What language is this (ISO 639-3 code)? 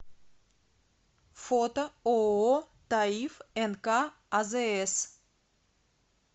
rus